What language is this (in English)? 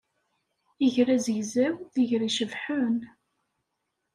Kabyle